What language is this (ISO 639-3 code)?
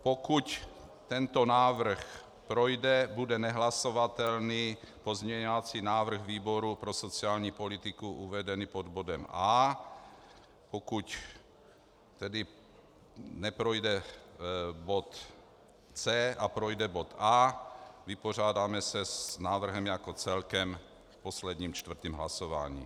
ces